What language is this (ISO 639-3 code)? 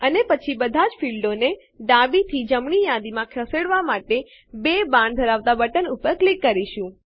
guj